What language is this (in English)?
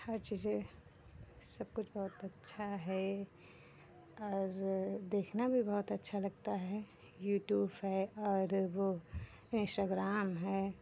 Hindi